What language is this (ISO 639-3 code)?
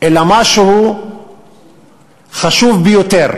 heb